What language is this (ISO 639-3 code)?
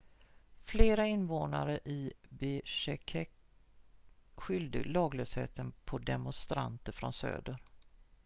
swe